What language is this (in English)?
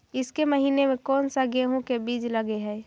Magahi